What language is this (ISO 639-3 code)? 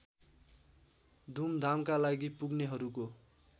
nep